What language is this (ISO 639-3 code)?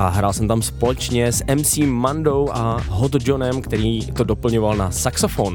ces